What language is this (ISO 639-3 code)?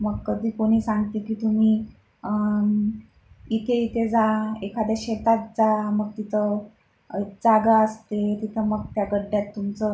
mar